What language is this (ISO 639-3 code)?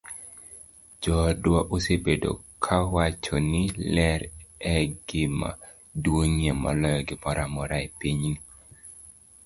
luo